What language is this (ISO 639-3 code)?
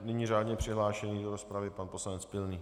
ces